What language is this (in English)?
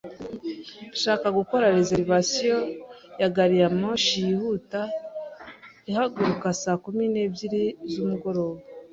Kinyarwanda